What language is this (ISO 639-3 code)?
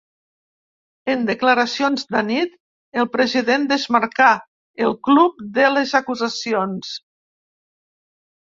cat